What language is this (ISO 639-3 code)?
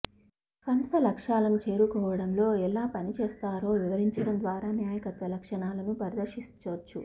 tel